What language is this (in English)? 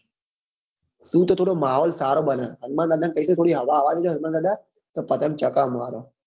Gujarati